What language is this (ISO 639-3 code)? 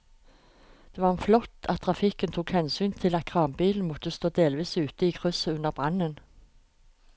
nor